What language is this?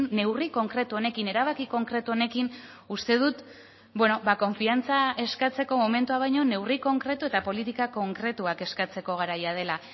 Basque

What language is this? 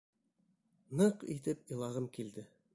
Bashkir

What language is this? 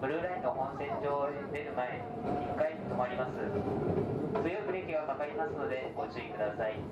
Japanese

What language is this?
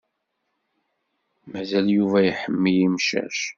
Kabyle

